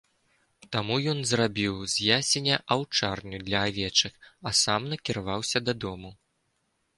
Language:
Belarusian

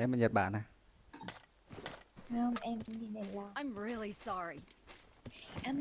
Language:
Vietnamese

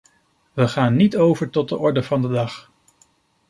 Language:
Dutch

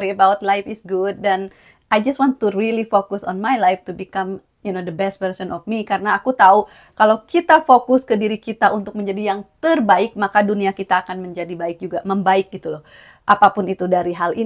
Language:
Indonesian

